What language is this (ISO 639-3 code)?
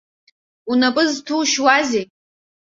abk